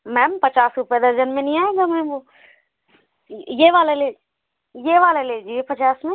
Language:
Hindi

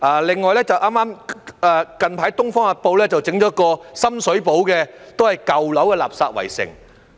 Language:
Cantonese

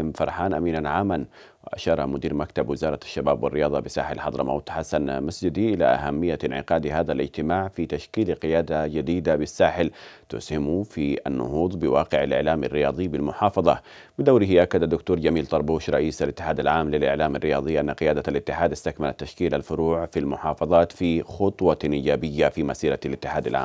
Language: Arabic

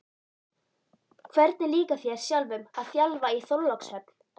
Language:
Icelandic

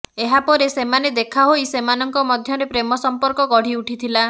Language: Odia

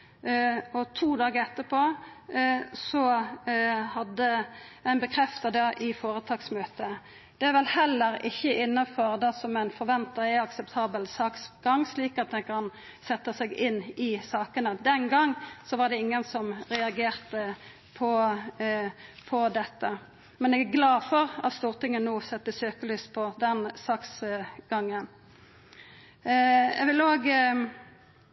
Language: Norwegian Nynorsk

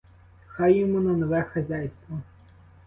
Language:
Ukrainian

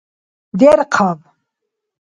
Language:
Dargwa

